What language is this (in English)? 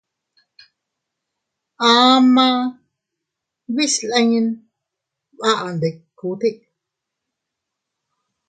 Teutila Cuicatec